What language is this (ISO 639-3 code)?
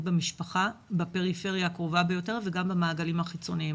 heb